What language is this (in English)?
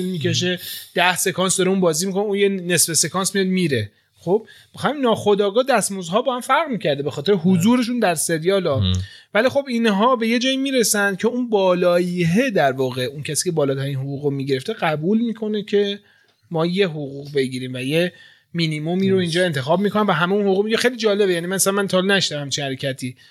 Persian